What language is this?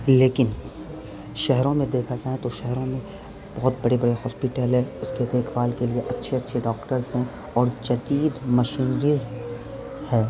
Urdu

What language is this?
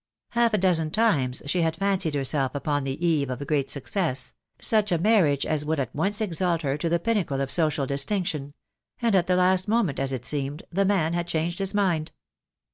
English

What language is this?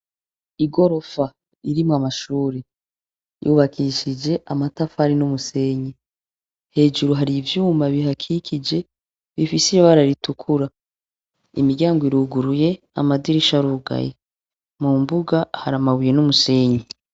Rundi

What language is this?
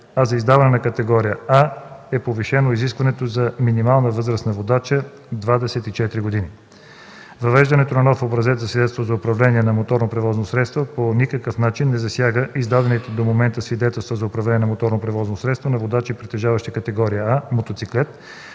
Bulgarian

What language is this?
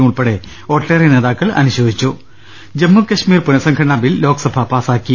Malayalam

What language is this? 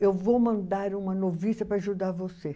Portuguese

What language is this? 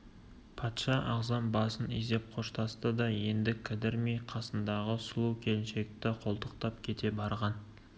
Kazakh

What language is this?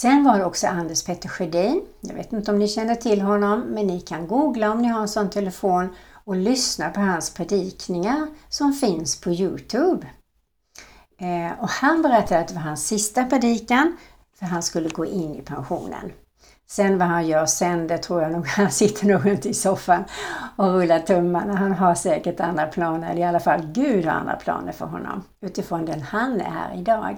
Swedish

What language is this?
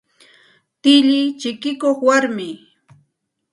Santa Ana de Tusi Pasco Quechua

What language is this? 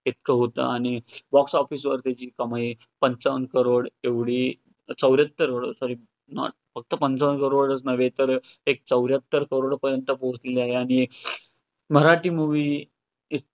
Marathi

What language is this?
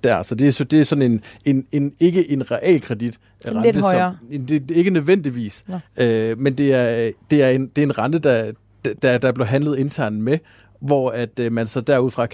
Danish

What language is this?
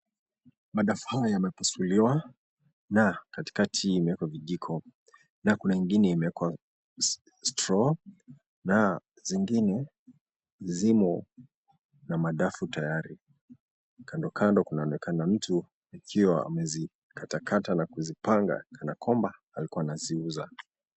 Swahili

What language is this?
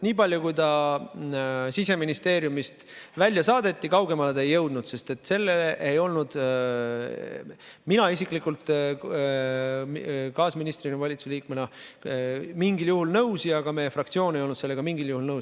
Estonian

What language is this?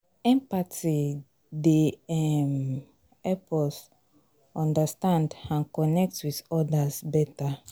Nigerian Pidgin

